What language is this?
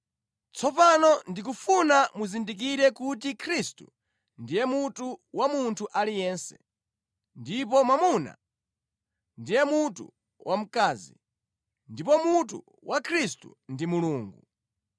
Nyanja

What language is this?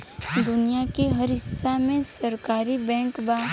Bhojpuri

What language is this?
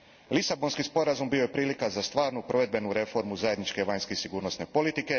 Croatian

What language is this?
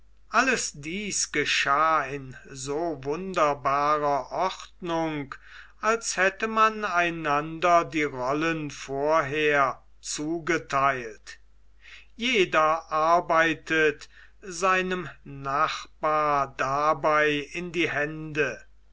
German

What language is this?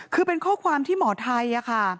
Thai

